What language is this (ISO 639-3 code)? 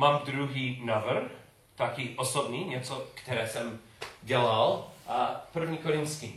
ces